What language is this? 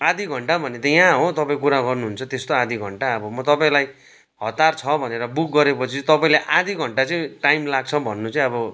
Nepali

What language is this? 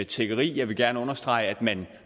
Danish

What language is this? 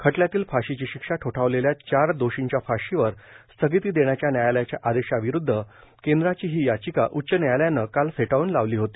Marathi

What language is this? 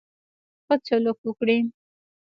Pashto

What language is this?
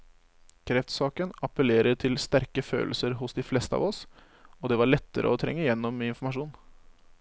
Norwegian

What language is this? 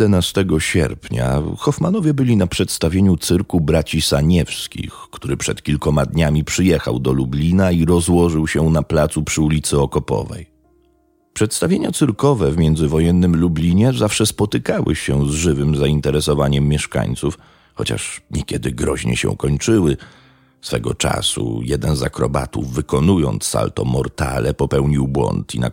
Polish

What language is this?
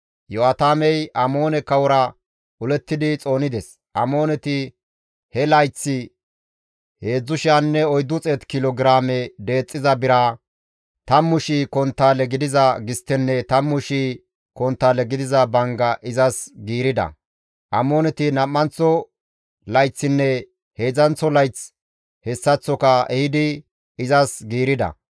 Gamo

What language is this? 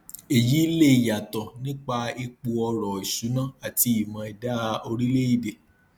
Yoruba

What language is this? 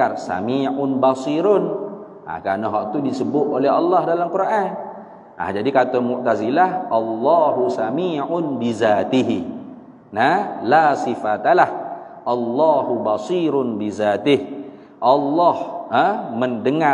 Malay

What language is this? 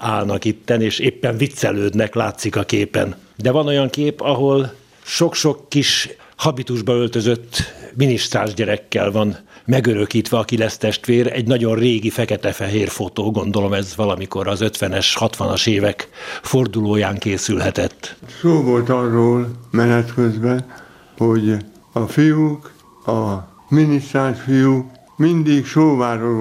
Hungarian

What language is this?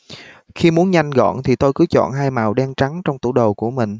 Vietnamese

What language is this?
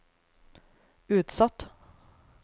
Norwegian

